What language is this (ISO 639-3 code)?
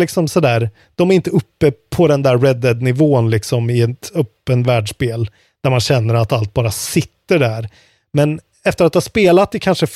swe